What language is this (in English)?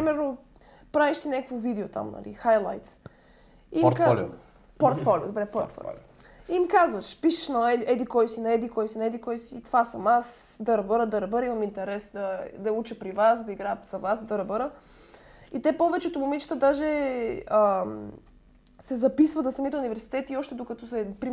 Bulgarian